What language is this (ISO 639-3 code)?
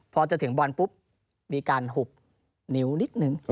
tha